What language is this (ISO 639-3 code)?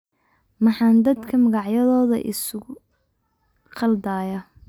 som